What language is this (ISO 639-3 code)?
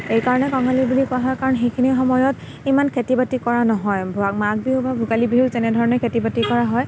asm